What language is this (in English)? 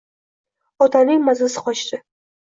Uzbek